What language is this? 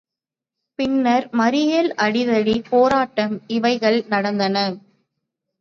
Tamil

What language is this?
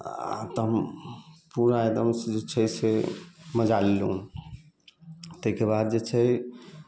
Maithili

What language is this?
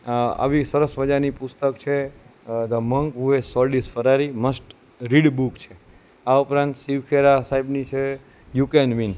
Gujarati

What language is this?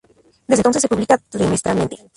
Spanish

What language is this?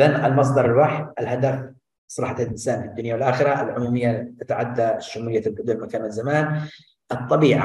Arabic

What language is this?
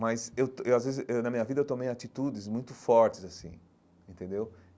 Portuguese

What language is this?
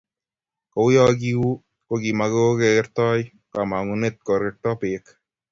Kalenjin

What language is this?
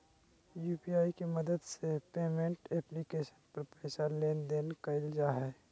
Magahi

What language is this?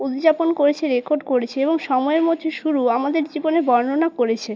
Bangla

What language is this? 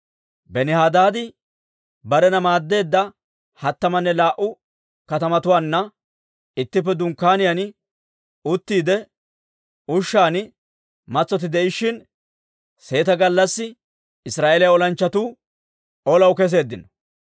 Dawro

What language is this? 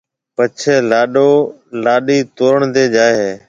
Marwari (Pakistan)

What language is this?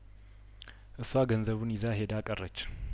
Amharic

